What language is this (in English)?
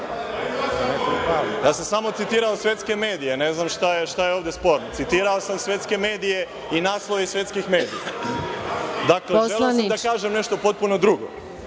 Serbian